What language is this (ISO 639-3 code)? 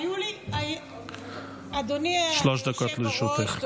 heb